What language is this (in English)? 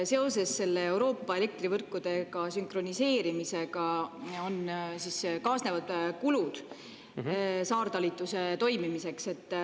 Estonian